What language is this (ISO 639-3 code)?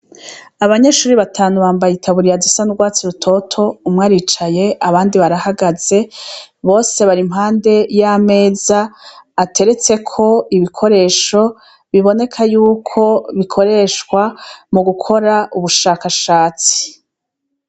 run